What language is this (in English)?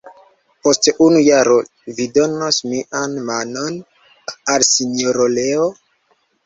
Esperanto